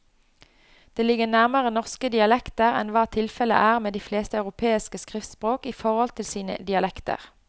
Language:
Norwegian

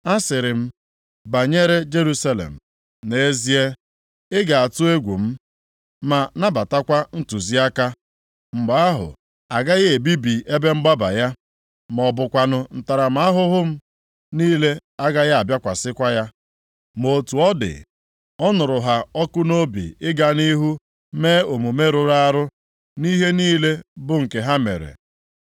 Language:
Igbo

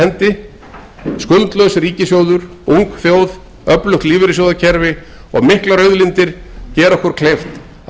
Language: Icelandic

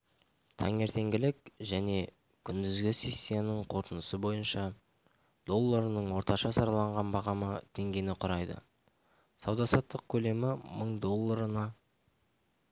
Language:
Kazakh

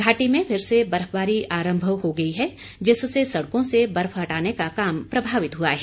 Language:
Hindi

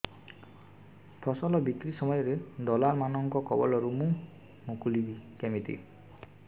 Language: Odia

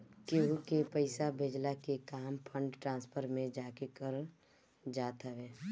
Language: Bhojpuri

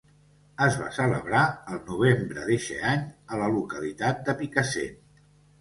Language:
Catalan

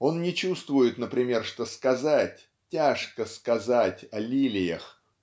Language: Russian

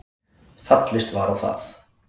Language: Icelandic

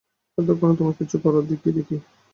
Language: Bangla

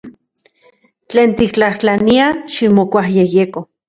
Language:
Central Puebla Nahuatl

